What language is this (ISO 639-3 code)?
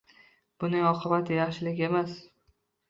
uzb